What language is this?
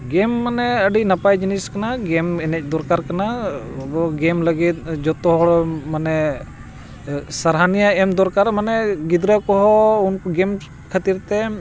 Santali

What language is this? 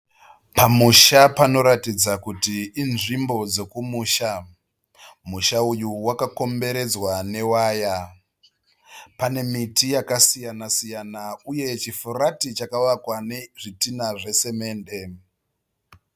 Shona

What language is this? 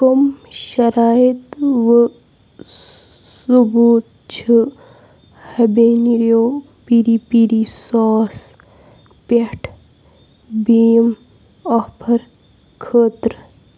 Kashmiri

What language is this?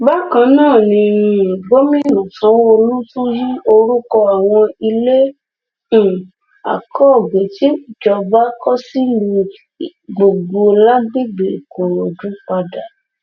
Yoruba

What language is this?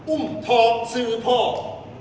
Thai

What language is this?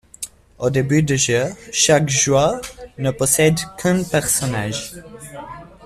French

